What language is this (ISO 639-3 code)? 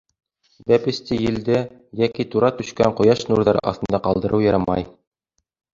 bak